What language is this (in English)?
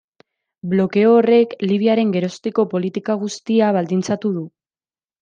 Basque